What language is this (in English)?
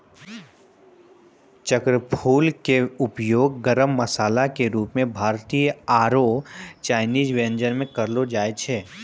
Maithili